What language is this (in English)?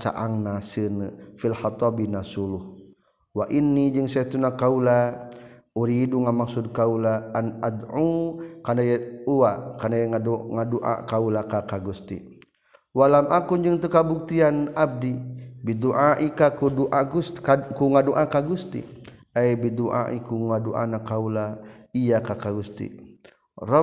Malay